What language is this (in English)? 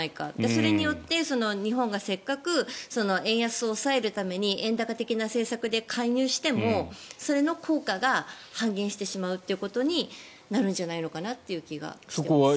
Japanese